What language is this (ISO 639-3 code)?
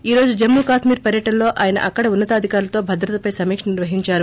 tel